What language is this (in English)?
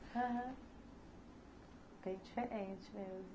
Portuguese